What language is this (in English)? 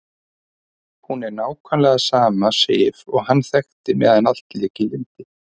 Icelandic